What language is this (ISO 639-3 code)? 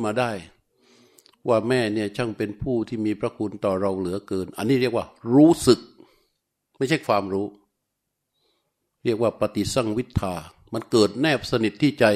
tha